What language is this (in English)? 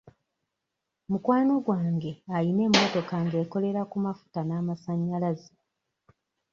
Ganda